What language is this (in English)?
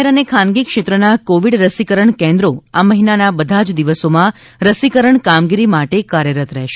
Gujarati